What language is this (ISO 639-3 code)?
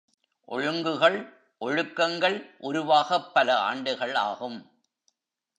tam